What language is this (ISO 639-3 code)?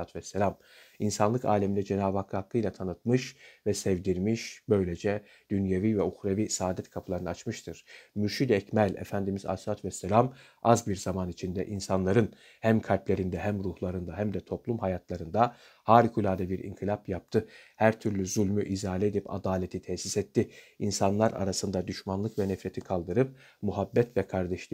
tur